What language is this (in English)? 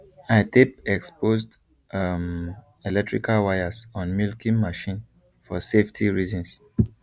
Nigerian Pidgin